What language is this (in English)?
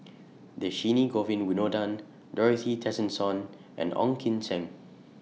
English